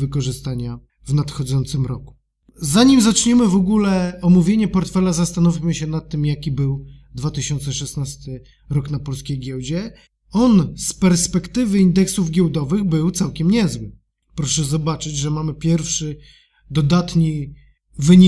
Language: Polish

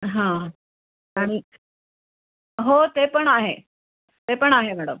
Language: Marathi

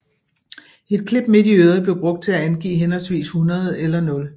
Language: Danish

